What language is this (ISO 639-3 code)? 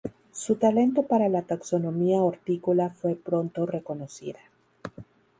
spa